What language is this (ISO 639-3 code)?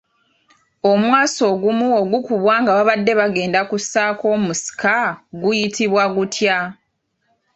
lug